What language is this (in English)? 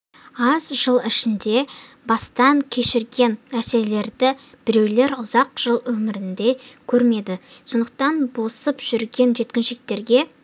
Kazakh